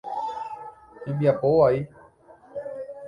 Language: Guarani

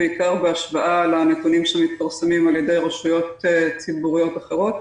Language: Hebrew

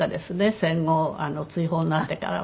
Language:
Japanese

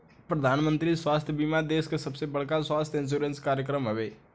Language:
Bhojpuri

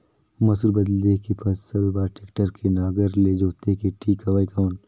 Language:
Chhattisgarhi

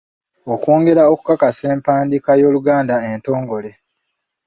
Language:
Ganda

